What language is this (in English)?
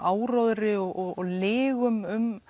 Icelandic